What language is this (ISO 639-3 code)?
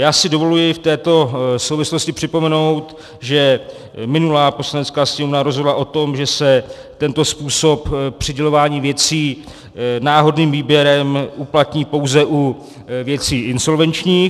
ces